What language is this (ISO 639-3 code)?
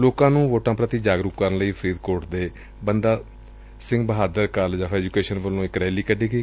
pan